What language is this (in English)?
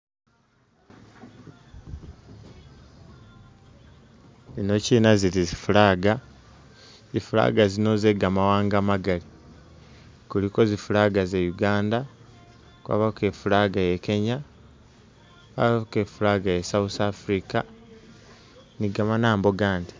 Masaaba